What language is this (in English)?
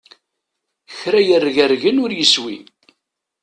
Kabyle